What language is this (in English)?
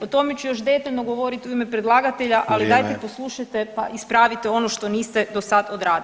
Croatian